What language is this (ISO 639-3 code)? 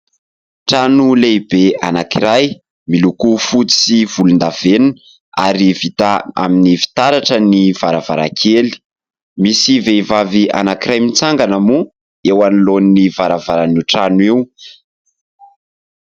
mlg